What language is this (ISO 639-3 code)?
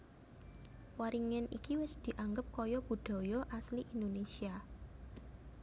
jav